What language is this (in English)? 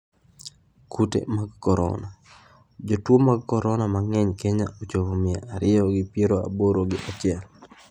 Luo (Kenya and Tanzania)